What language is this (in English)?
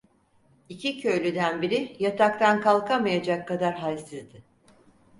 Turkish